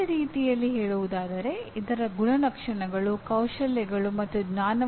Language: Kannada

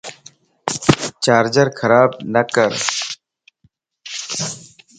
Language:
Lasi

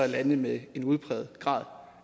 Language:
Danish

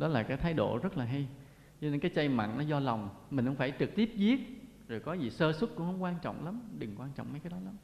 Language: Vietnamese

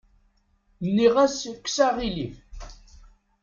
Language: Kabyle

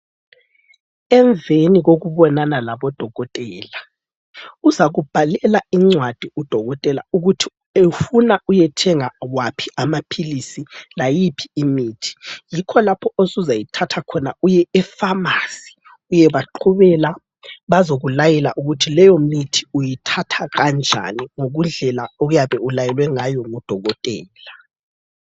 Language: North Ndebele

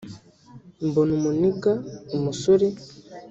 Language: Kinyarwanda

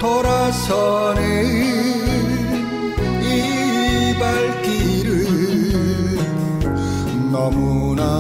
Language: Korean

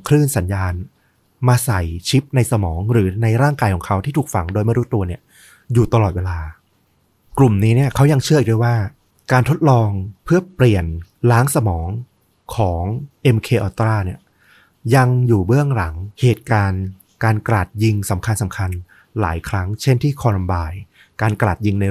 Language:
Thai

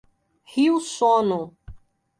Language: Portuguese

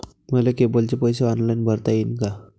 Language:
Marathi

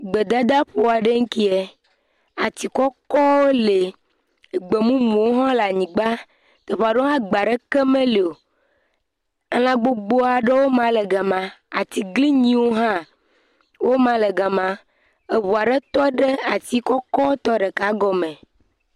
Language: Ewe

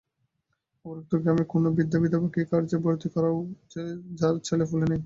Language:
Bangla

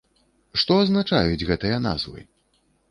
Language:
Belarusian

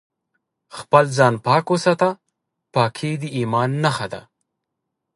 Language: Pashto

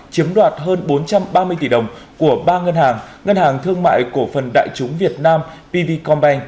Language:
Vietnamese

